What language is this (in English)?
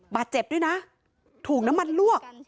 Thai